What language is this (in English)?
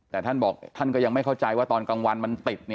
Thai